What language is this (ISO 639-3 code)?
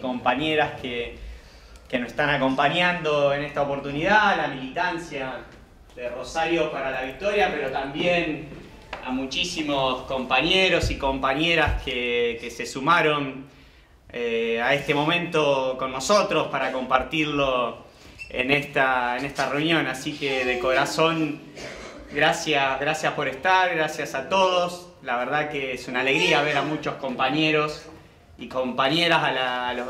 spa